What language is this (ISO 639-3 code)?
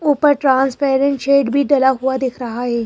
hin